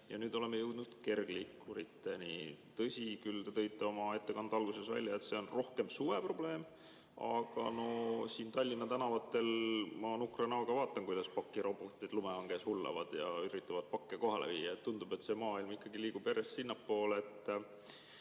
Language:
Estonian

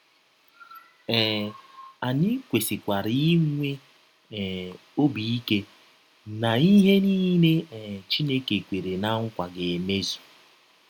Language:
Igbo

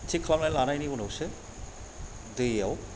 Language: Bodo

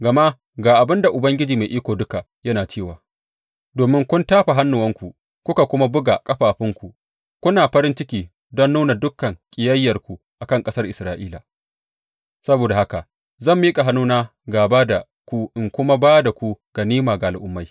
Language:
Hausa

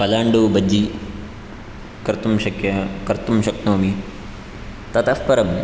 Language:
Sanskrit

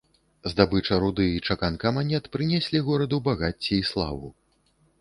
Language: Belarusian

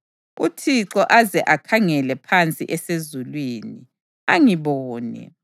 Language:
North Ndebele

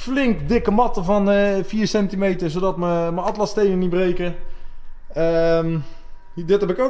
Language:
Dutch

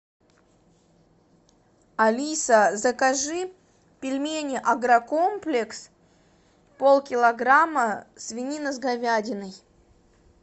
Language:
Russian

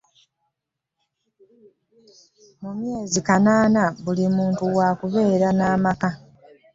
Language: Ganda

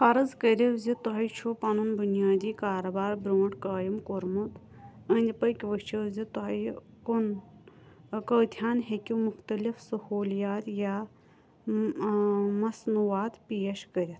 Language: Kashmiri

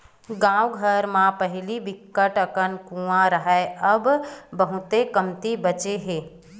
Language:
Chhattisgarhi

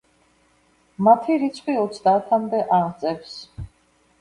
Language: Georgian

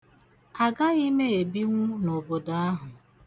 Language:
Igbo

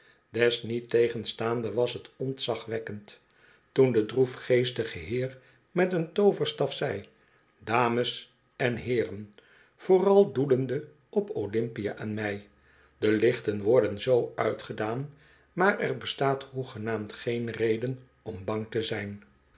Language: Dutch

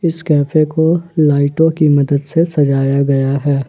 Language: Hindi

